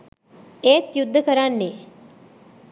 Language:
Sinhala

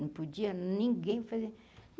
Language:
Portuguese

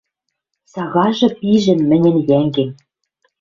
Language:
Western Mari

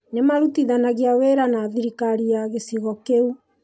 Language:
Kikuyu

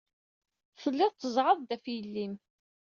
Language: Kabyle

